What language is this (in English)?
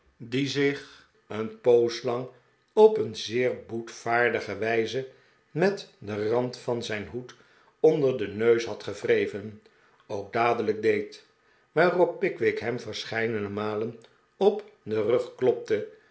Dutch